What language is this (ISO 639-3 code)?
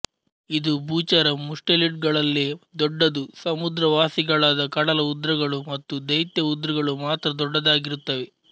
kan